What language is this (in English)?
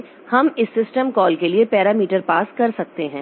Hindi